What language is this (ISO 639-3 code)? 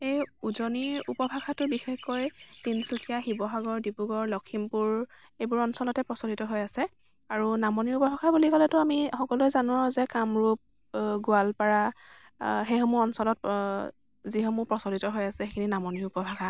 asm